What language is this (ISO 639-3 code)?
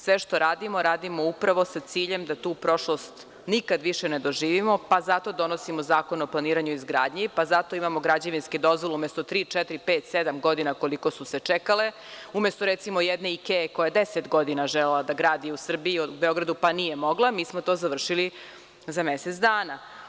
srp